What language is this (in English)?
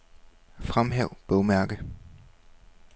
Danish